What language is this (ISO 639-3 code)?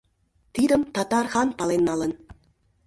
chm